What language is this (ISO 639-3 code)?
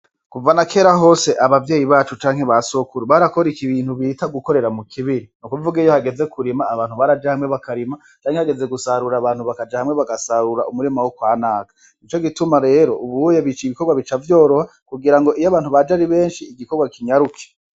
run